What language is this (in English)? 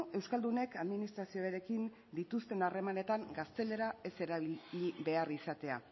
Basque